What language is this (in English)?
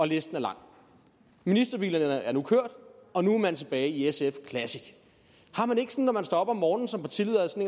Danish